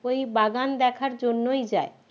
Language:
Bangla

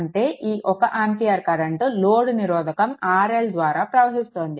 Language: Telugu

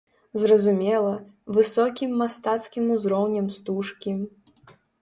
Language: Belarusian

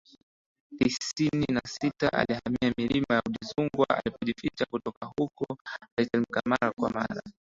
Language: Swahili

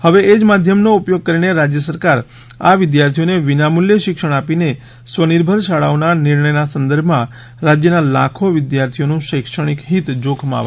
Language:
Gujarati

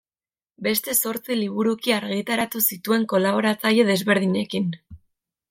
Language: Basque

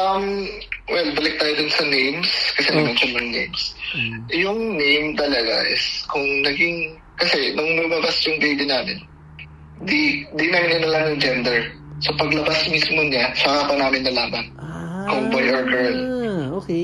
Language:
Filipino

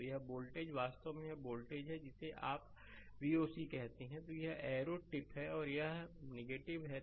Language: Hindi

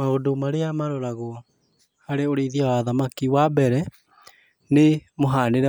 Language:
Kikuyu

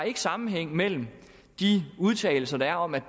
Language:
Danish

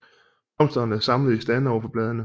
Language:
Danish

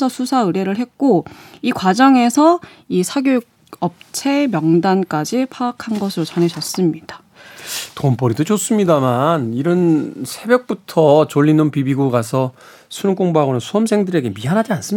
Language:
Korean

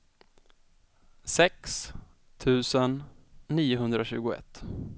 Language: Swedish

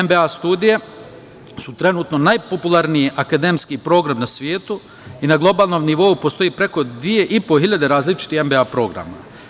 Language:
Serbian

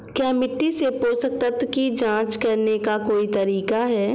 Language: Hindi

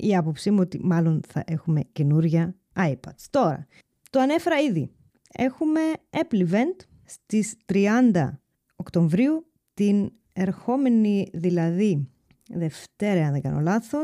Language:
Greek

